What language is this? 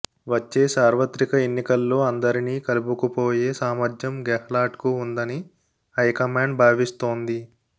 Telugu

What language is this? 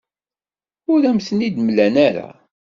Kabyle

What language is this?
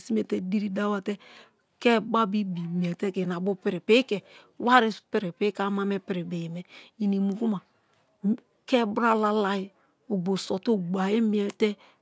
Kalabari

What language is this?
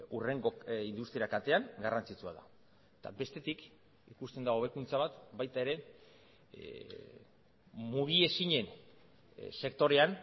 Basque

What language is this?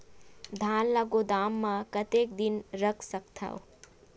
Chhattisgarhi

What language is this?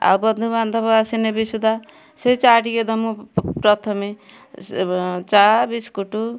Odia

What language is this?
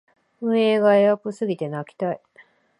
Japanese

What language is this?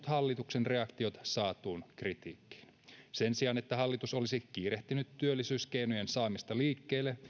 Finnish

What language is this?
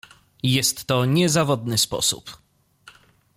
Polish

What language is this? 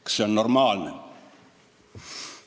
Estonian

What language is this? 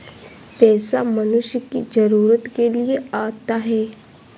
Hindi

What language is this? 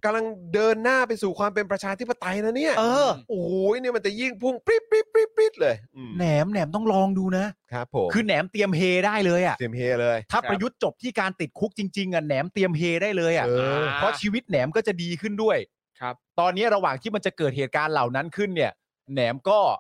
Thai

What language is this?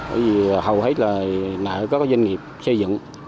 Vietnamese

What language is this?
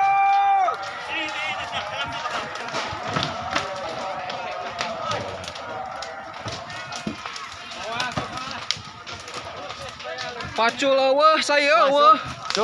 Indonesian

